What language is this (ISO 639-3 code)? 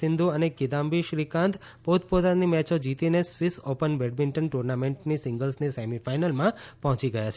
guj